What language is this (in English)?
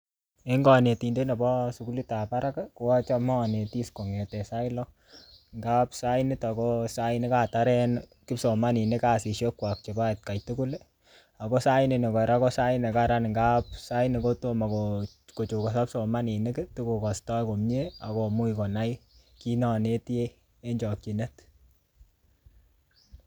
Kalenjin